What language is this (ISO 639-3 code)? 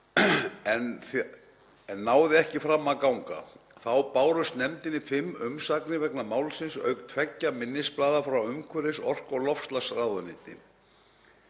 isl